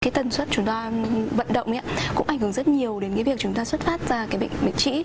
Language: Vietnamese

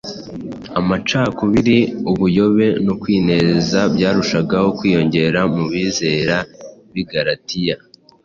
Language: Kinyarwanda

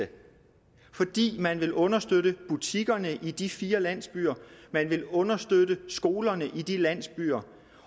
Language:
Danish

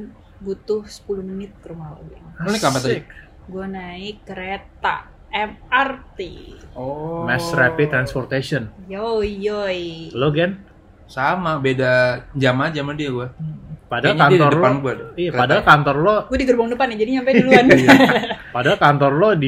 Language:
Indonesian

